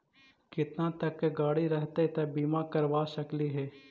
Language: Magahi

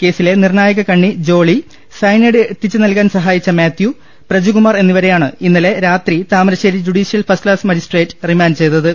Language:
Malayalam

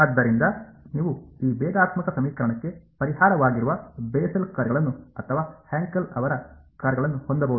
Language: Kannada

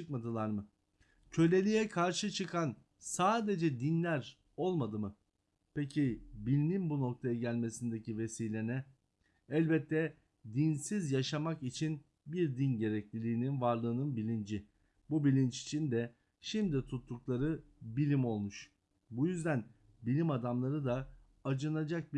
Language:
Turkish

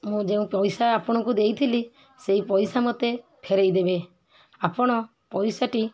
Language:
Odia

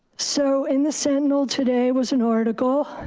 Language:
English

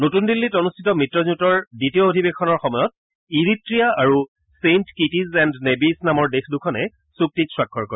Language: Assamese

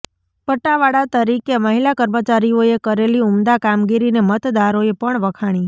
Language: Gujarati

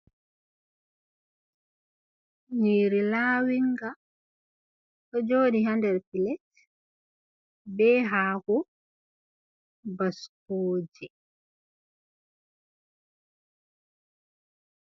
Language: Fula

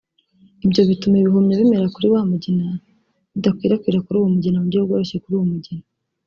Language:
Kinyarwanda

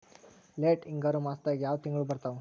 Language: Kannada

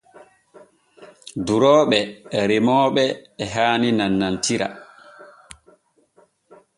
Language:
Borgu Fulfulde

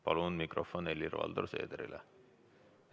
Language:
Estonian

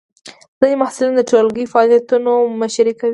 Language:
Pashto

